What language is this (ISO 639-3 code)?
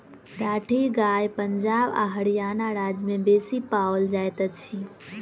mai